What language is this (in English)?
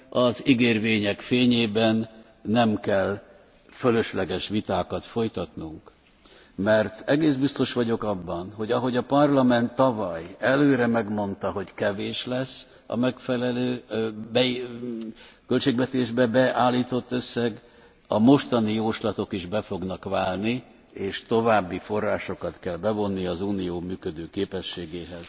Hungarian